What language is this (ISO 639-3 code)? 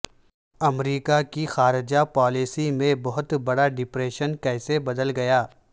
urd